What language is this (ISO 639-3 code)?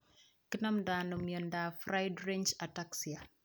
kln